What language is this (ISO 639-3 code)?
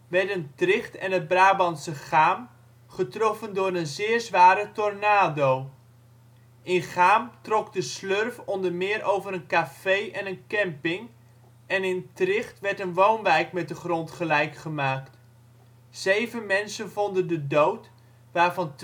nld